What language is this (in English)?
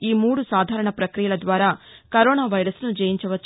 Telugu